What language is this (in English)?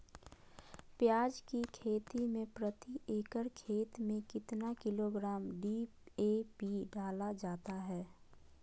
Magahi